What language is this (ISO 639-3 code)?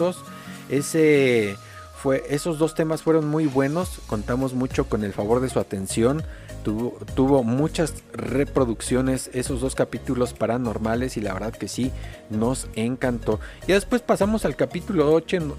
spa